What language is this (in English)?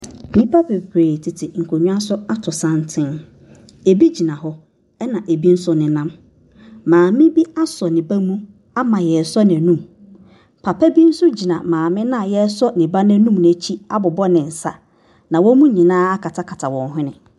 Akan